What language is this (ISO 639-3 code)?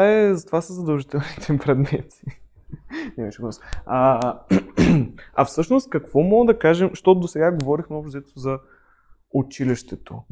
bul